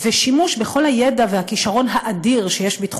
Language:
Hebrew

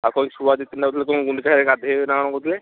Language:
Odia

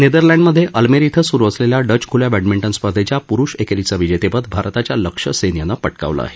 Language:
Marathi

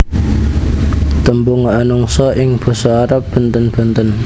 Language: Javanese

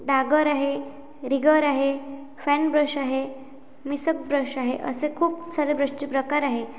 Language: Marathi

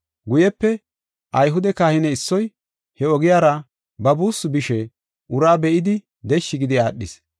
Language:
Gofa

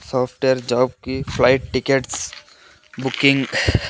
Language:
Telugu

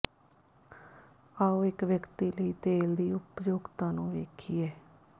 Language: Punjabi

